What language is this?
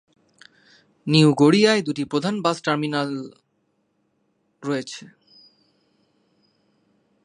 Bangla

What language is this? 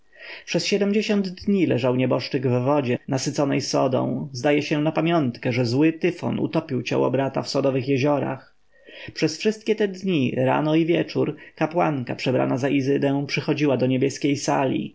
Polish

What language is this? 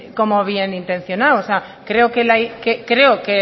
Spanish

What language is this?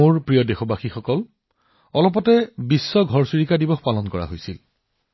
Assamese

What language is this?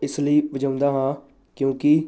Punjabi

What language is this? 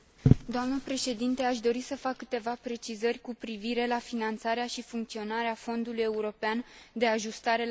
Romanian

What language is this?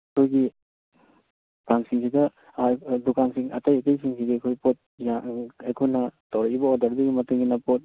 Manipuri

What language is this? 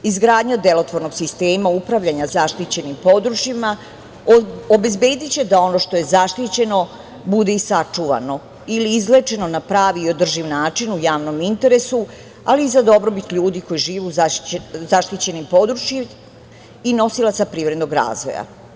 Serbian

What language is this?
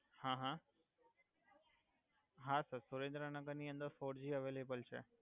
Gujarati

